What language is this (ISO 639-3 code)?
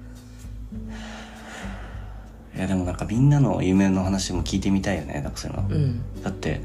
jpn